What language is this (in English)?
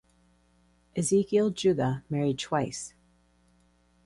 English